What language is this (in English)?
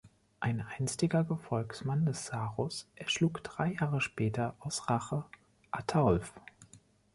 German